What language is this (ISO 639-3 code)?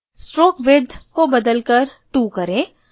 hin